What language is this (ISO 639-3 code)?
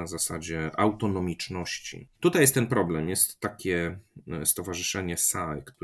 pol